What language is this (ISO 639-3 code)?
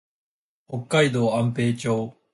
jpn